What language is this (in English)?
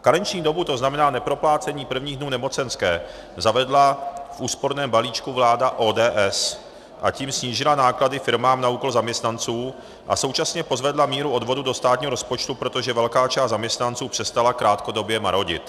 Czech